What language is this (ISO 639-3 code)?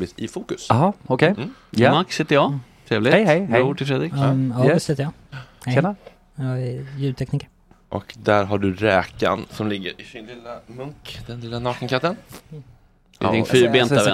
swe